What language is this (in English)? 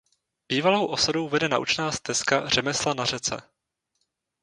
Czech